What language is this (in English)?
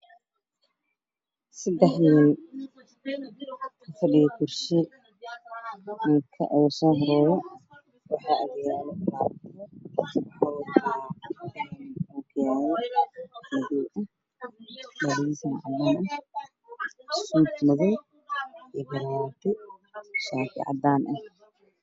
Somali